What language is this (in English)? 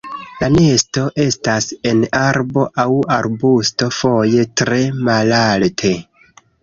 Esperanto